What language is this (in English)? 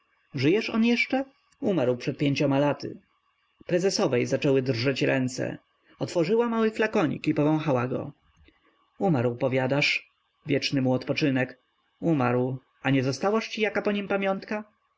Polish